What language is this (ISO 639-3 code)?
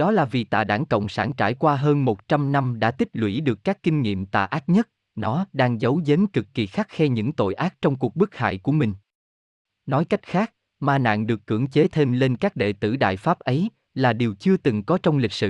vie